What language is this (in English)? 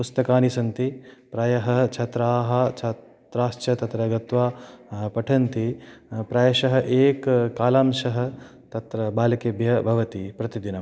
Sanskrit